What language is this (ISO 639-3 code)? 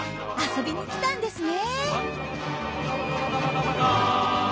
jpn